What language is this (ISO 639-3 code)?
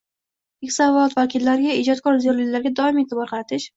uzb